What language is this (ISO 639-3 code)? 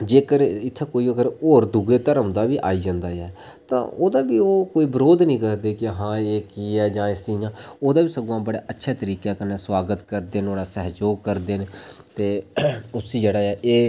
doi